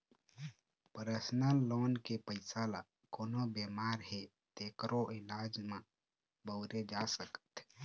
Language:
Chhattisgarhi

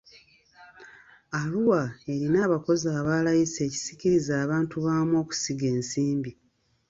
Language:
Ganda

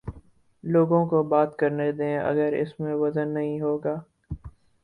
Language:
Urdu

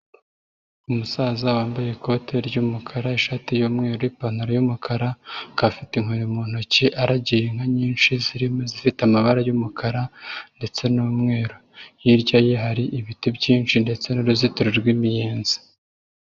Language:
Kinyarwanda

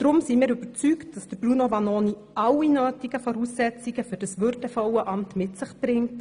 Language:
Swiss German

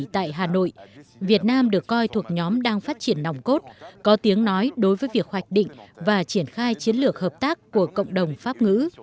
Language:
Vietnamese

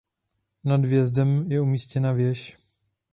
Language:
Czech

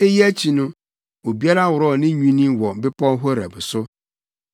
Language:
Akan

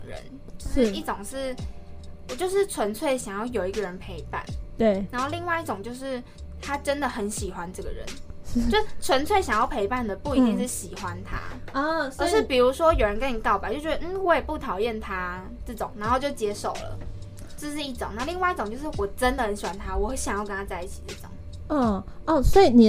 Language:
Chinese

